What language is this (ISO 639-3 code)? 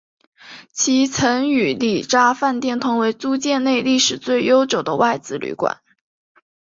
zho